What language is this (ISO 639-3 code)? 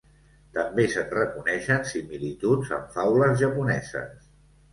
cat